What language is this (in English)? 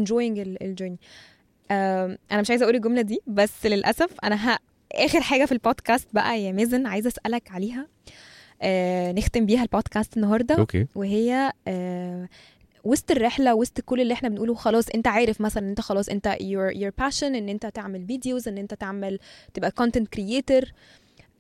Arabic